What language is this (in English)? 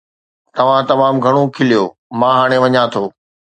Sindhi